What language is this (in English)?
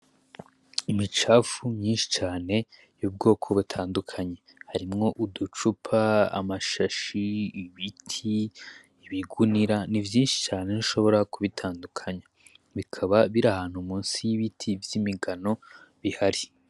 Rundi